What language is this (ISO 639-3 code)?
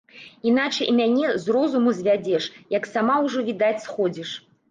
bel